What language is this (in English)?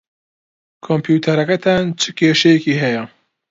Central Kurdish